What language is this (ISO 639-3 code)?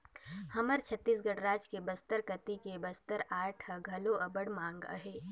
hne